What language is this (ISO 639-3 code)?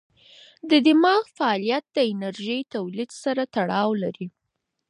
pus